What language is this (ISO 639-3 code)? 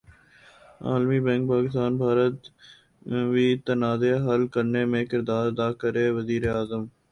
urd